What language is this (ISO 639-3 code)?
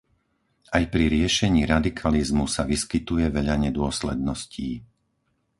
slk